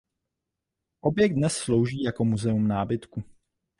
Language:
Czech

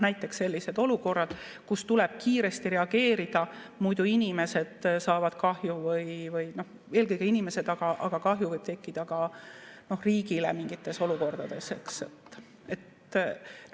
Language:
Estonian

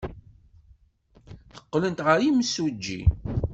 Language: Kabyle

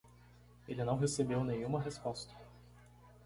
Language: Portuguese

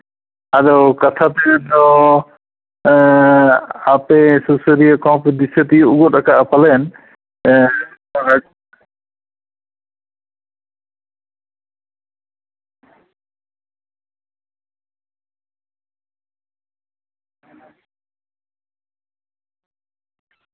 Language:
Santali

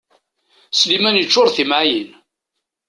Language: Kabyle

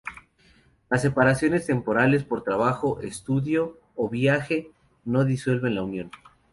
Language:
Spanish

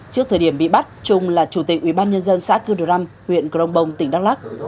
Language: Vietnamese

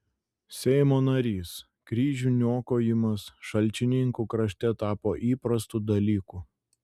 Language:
Lithuanian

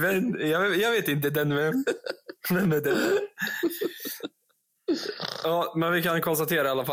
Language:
Swedish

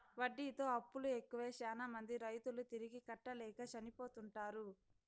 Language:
Telugu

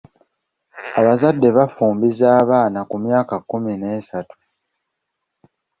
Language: Ganda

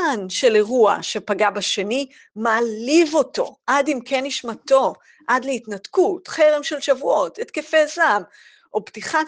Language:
Hebrew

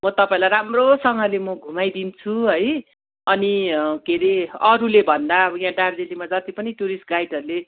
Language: Nepali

